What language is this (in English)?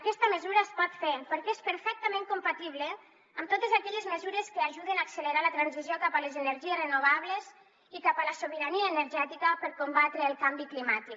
Catalan